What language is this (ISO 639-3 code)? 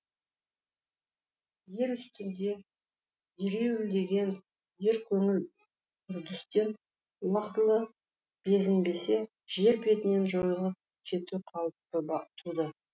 kaz